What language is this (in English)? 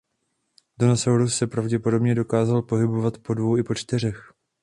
Czech